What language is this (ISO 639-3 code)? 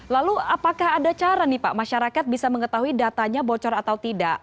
ind